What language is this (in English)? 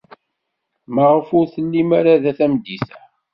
Kabyle